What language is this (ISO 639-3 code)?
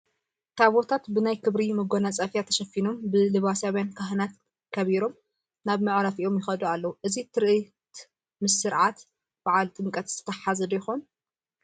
tir